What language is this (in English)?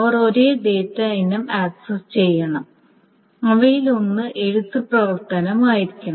Malayalam